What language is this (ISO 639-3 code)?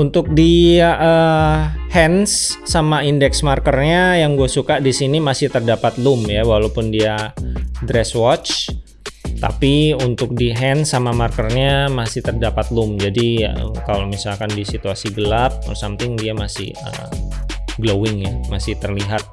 ind